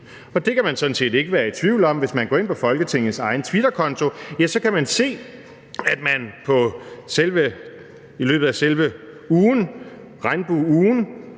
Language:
Danish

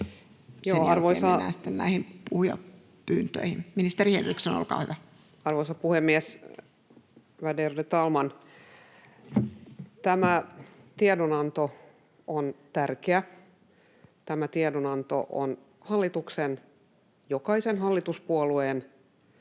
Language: Finnish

